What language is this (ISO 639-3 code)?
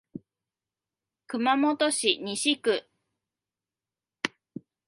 jpn